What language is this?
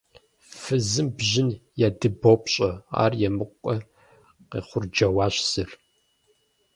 Kabardian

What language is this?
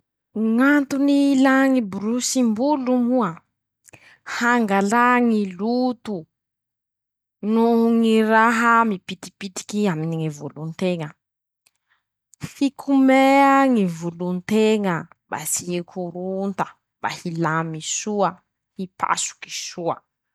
Masikoro Malagasy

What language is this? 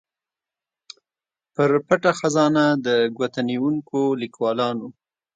Pashto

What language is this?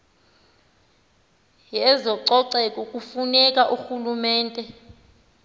Xhosa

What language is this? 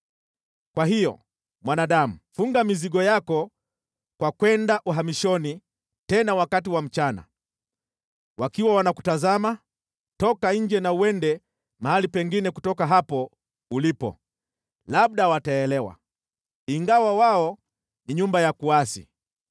Swahili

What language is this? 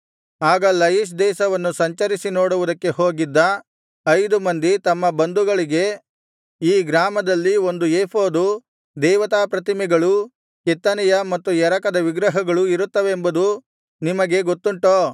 Kannada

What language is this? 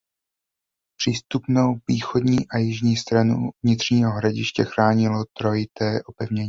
Czech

